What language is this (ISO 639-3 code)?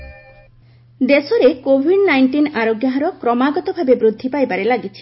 ori